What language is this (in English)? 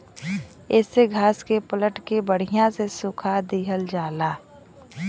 Bhojpuri